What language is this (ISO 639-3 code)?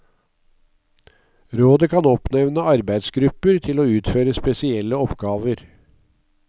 nor